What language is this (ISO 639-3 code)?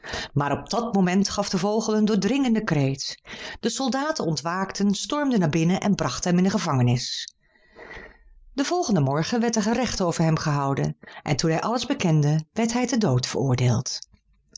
nld